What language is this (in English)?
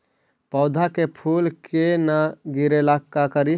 Magahi